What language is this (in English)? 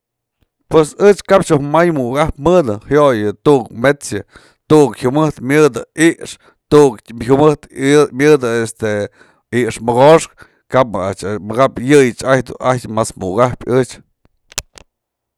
Mazatlán Mixe